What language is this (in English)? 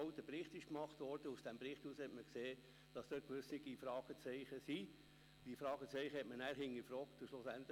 Swiss German